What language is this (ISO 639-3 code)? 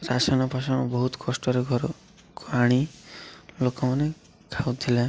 ori